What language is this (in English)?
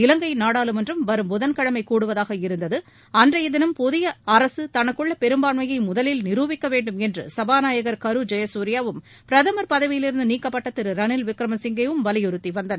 Tamil